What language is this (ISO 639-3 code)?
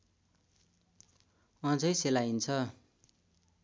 nep